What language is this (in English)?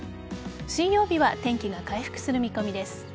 Japanese